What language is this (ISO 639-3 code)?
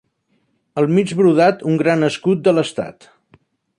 cat